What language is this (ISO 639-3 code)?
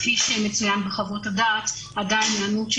heb